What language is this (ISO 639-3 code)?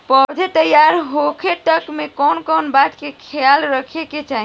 bho